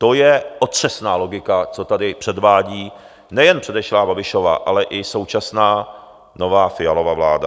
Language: Czech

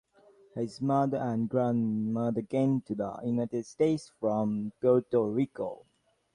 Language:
English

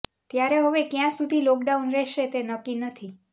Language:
Gujarati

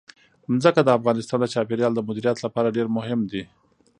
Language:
Pashto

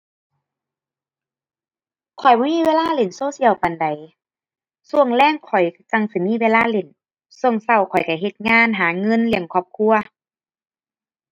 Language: Thai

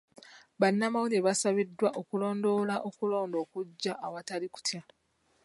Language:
Ganda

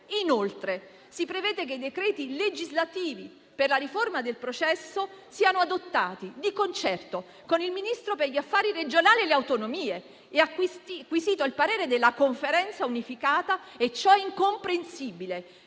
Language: Italian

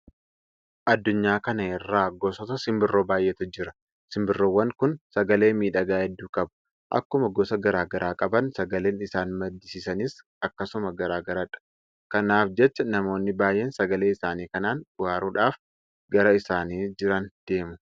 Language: Oromo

